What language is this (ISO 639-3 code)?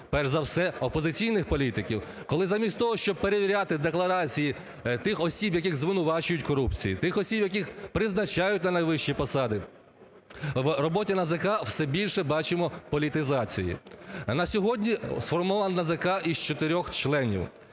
ukr